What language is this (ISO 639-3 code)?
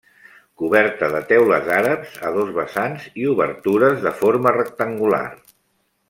cat